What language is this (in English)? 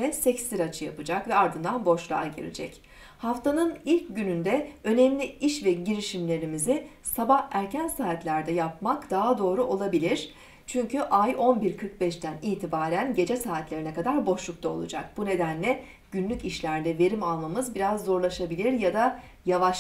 Turkish